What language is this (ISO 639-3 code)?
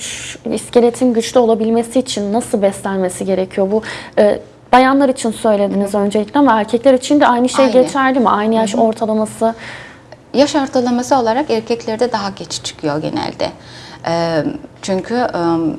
tur